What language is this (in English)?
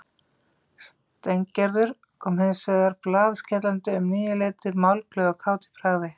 Icelandic